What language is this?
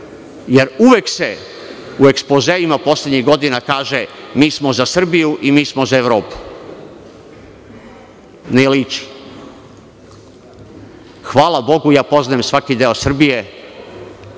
Serbian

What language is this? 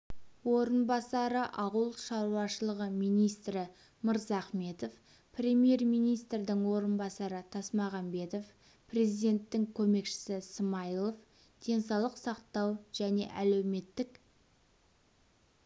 Kazakh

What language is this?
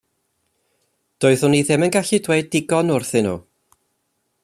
Welsh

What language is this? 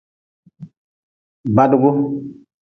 Nawdm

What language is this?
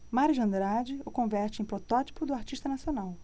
Portuguese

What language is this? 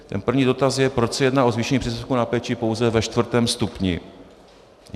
Czech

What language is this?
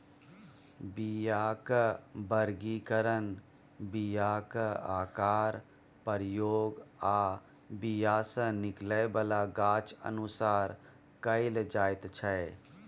Maithili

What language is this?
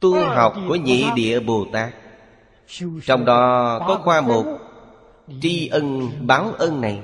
Vietnamese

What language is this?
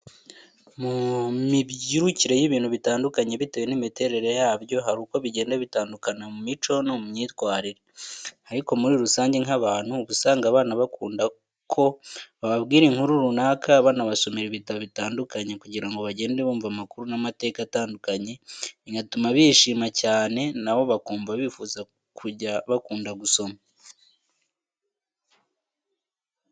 Kinyarwanda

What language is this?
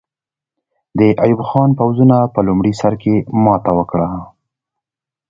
Pashto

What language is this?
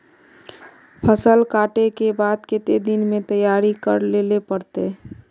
Magahi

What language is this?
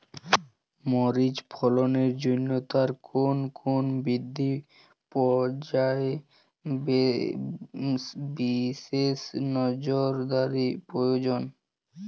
Bangla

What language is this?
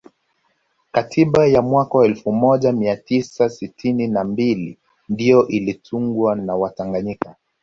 Swahili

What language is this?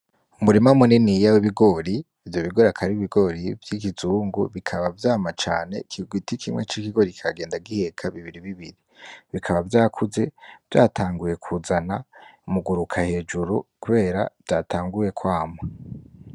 Rundi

